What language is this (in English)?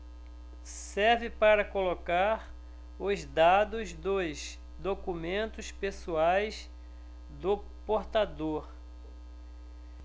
Portuguese